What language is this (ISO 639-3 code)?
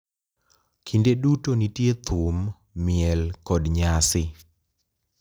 luo